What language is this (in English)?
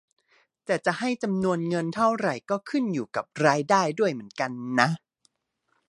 Thai